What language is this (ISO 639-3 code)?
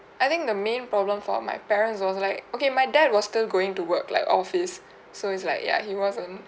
eng